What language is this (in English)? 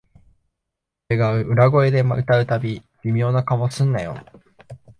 Japanese